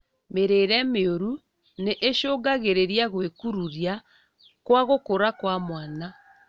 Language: Kikuyu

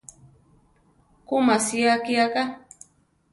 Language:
Central Tarahumara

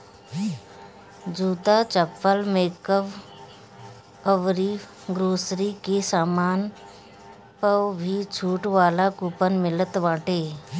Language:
Bhojpuri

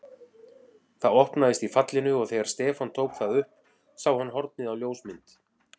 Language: Icelandic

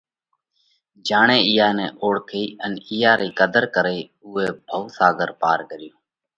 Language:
Parkari Koli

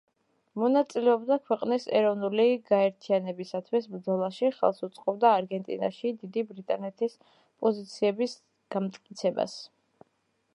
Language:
Georgian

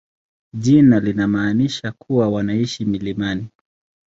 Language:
Swahili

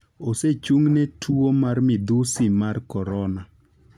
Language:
Luo (Kenya and Tanzania)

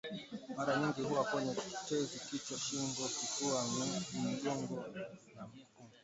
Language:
Swahili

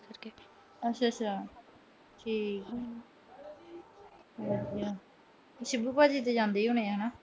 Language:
Punjabi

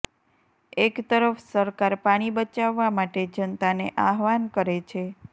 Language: Gujarati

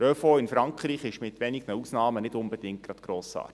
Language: Swiss German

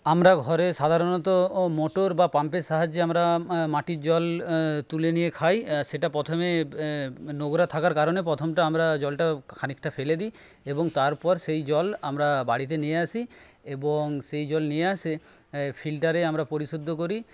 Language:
Bangla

